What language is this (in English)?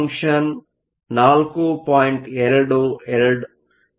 Kannada